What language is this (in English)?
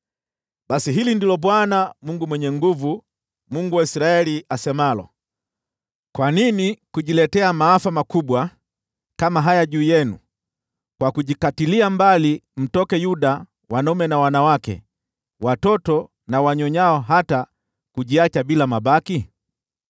Swahili